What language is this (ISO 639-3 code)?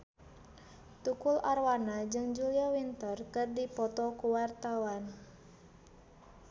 sun